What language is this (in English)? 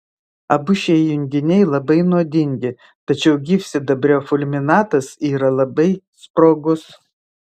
Lithuanian